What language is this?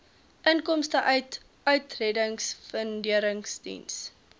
Afrikaans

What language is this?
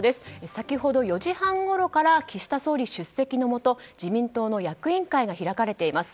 Japanese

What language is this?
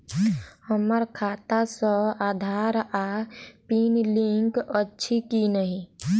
Maithili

